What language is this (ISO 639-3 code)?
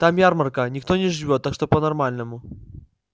rus